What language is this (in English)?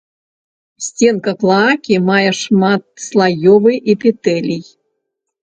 Belarusian